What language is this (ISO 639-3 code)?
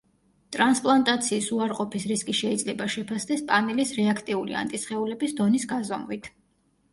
kat